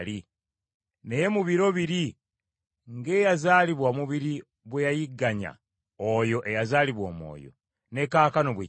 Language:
Ganda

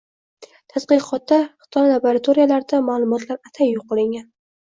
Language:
Uzbek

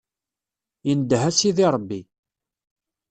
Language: Kabyle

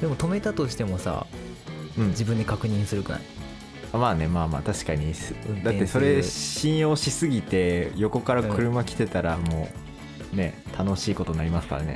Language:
Japanese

